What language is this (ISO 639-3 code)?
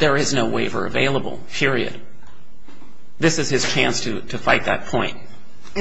eng